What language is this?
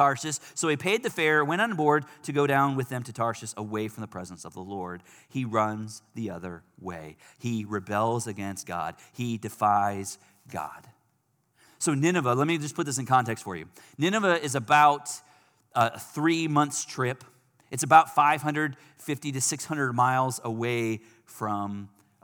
English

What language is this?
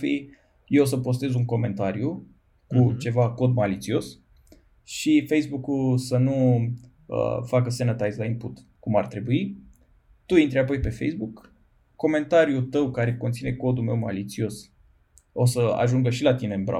Romanian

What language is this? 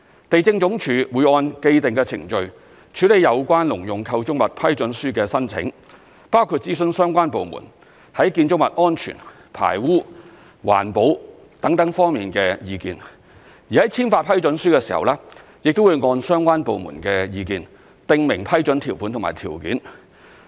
Cantonese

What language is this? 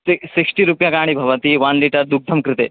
Sanskrit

